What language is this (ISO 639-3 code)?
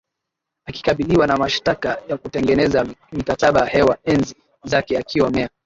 swa